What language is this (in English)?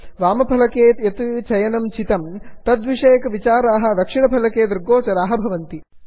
Sanskrit